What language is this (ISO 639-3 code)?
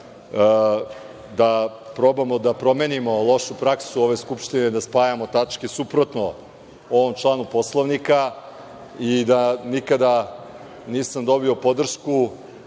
srp